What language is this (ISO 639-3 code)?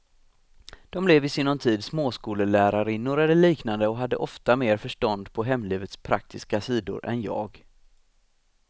swe